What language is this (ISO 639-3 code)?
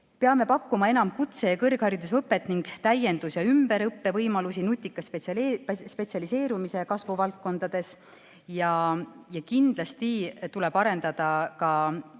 est